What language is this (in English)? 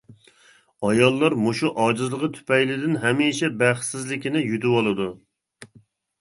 Uyghur